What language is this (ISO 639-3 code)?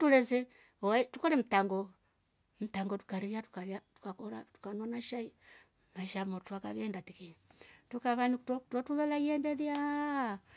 rof